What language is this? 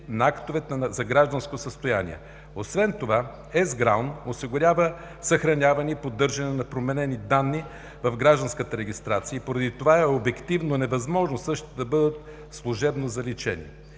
Bulgarian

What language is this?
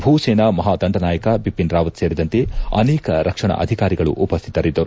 Kannada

